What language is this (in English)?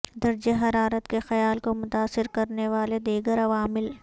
Urdu